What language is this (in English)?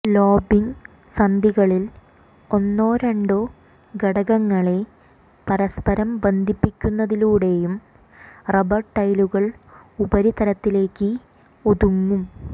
Malayalam